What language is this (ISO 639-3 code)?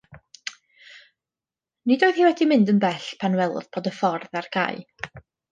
cym